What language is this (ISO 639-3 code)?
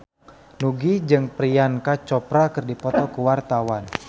sun